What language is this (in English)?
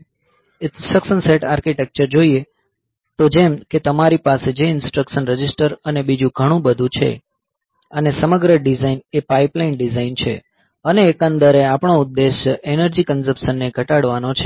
Gujarati